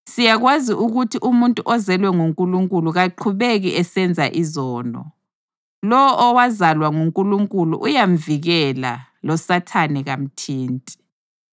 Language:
North Ndebele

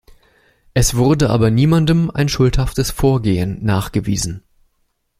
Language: German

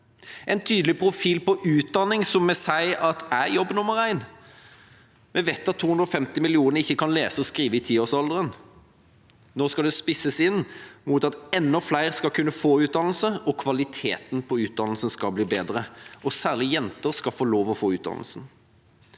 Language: Norwegian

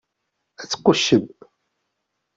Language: Kabyle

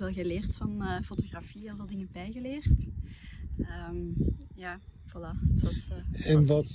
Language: Dutch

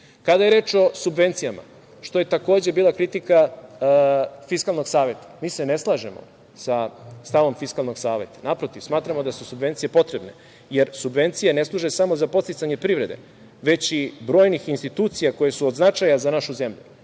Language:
Serbian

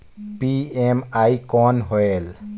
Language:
Chhattisgarhi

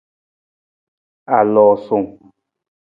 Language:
Nawdm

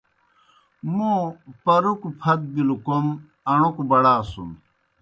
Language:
Kohistani Shina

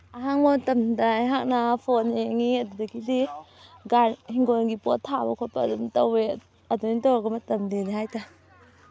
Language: Manipuri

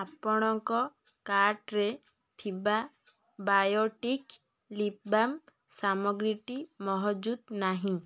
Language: Odia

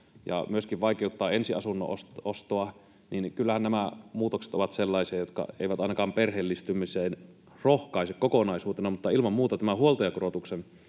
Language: Finnish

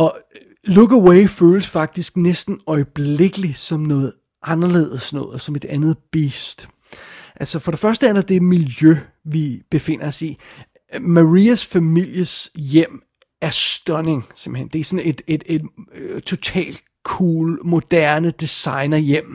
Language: Danish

